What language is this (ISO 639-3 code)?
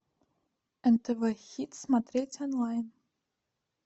rus